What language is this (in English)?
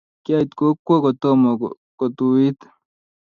Kalenjin